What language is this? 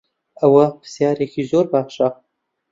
Central Kurdish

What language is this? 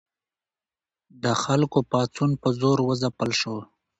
Pashto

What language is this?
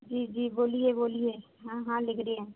Dogri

